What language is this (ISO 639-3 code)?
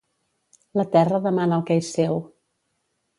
cat